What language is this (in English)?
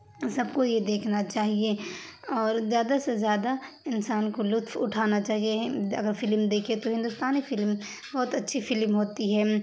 Urdu